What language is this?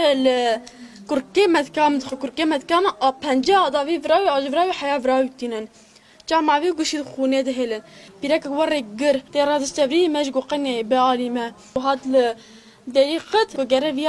Turkish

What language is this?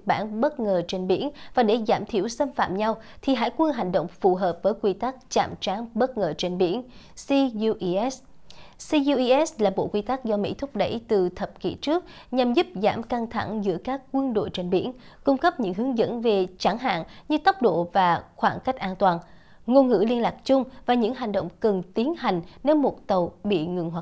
Vietnamese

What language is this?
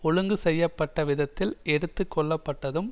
Tamil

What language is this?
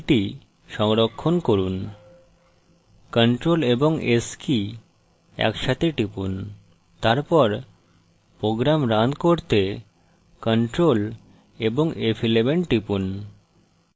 Bangla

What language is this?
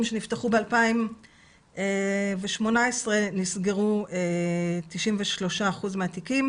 Hebrew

